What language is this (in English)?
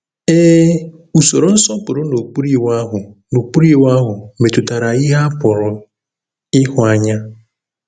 Igbo